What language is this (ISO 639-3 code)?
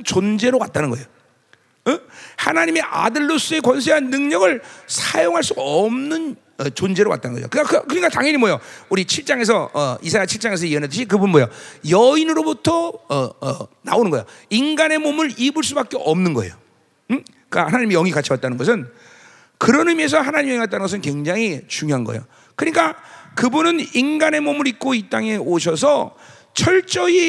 kor